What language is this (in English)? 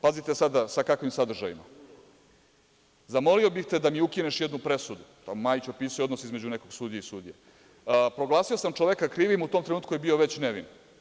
Serbian